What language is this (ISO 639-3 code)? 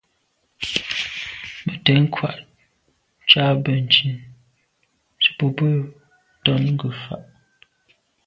byv